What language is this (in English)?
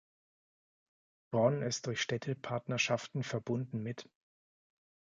German